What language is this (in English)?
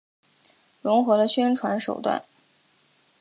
Chinese